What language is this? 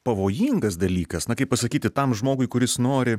Lithuanian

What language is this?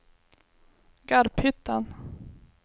Swedish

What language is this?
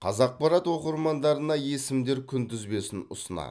Kazakh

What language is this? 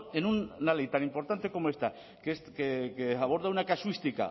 Spanish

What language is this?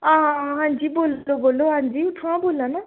Dogri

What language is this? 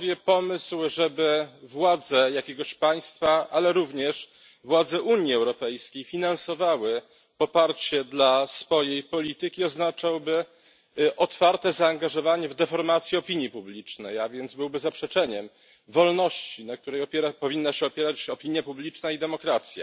Polish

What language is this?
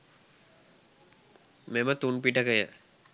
Sinhala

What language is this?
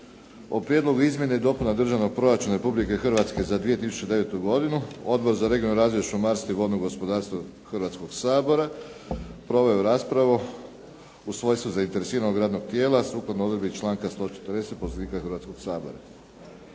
Croatian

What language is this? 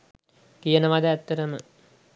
Sinhala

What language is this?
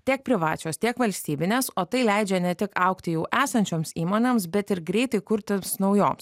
Lithuanian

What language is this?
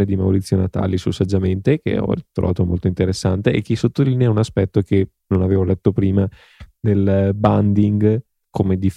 Italian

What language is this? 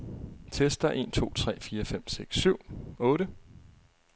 Danish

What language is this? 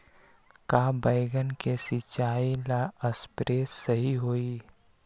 Magahi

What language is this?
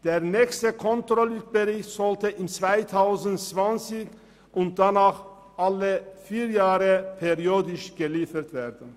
Swiss German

